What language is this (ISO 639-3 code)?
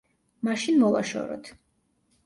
kat